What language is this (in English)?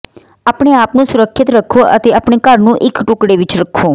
Punjabi